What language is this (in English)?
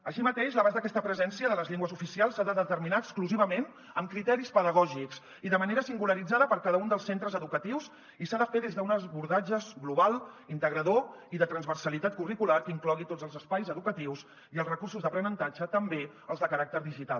Catalan